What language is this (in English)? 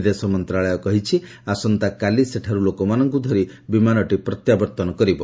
Odia